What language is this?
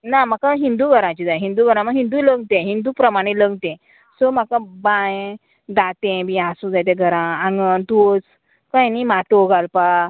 Konkani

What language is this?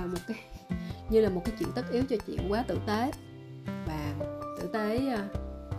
Vietnamese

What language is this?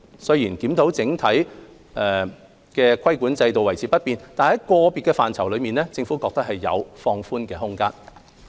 Cantonese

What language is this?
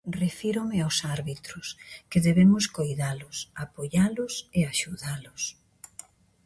Galician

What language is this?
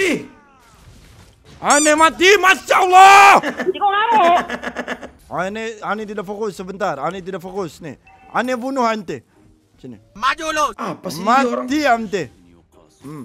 Indonesian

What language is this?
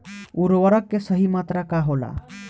Bhojpuri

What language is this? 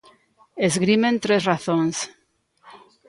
Galician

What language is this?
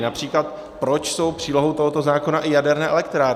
Czech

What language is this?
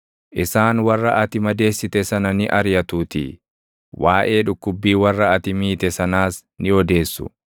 Oromo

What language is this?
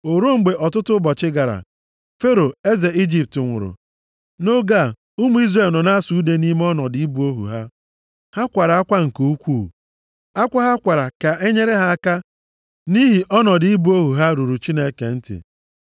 Igbo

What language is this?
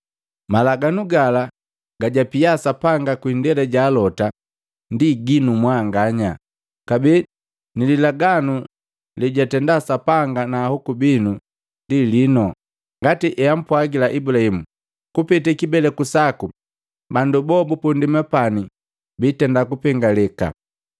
Matengo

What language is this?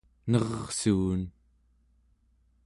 Central Yupik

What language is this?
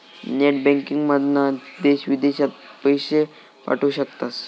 Marathi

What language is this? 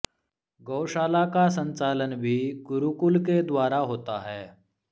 Sanskrit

